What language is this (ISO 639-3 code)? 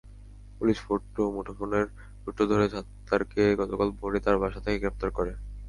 ben